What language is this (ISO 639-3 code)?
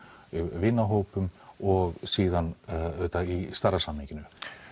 isl